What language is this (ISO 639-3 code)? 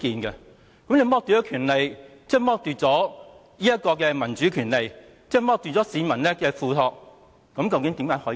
yue